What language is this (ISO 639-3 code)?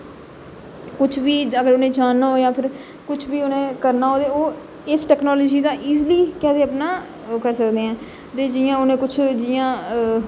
doi